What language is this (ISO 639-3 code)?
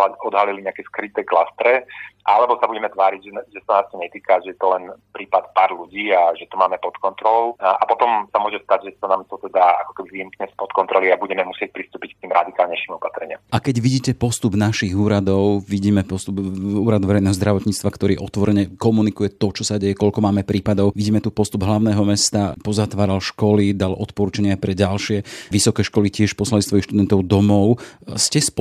slk